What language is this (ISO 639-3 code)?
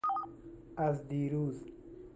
fas